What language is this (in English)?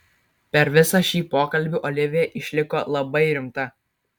Lithuanian